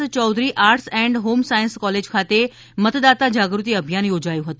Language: Gujarati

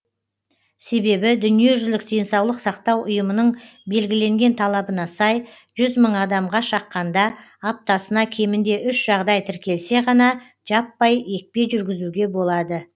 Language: Kazakh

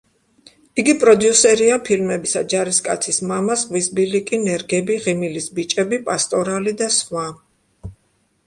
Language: Georgian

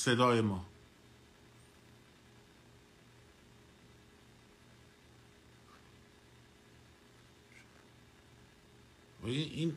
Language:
Persian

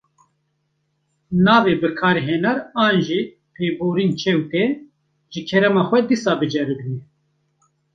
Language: Kurdish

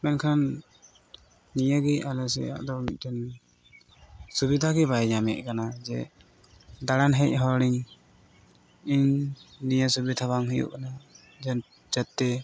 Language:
Santali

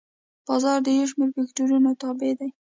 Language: Pashto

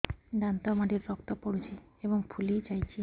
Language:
Odia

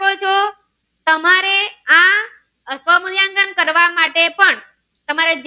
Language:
Gujarati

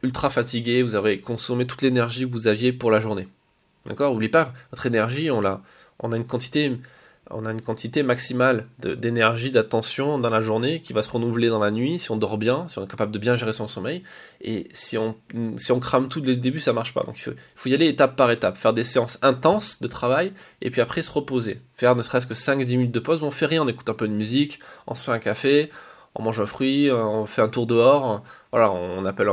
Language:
French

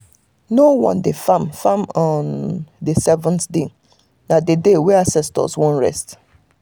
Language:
Nigerian Pidgin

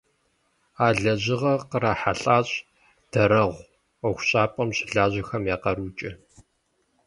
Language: Kabardian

